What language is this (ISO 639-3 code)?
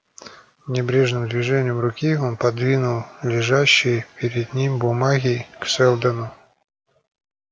rus